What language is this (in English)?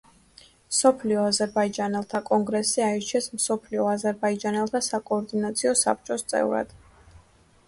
Georgian